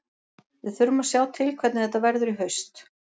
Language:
Icelandic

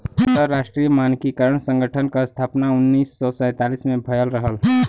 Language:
Bhojpuri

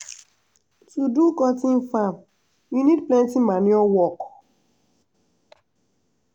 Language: Nigerian Pidgin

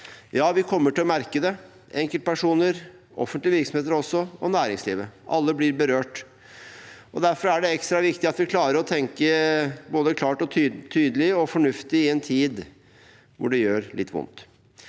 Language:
Norwegian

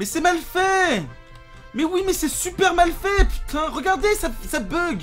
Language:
French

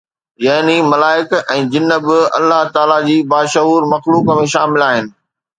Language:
Sindhi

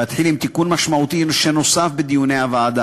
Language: Hebrew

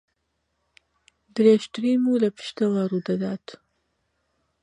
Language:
Central Kurdish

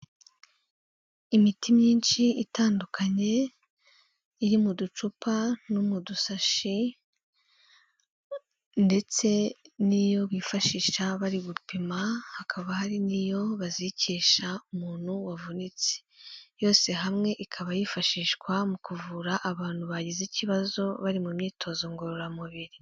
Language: Kinyarwanda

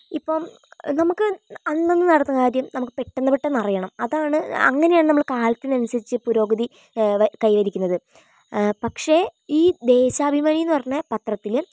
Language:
Malayalam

